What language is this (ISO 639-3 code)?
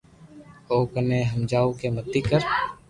lrk